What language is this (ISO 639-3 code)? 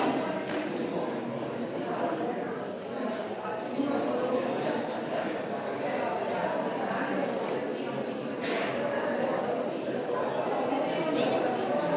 slv